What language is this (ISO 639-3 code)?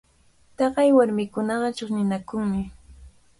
qvl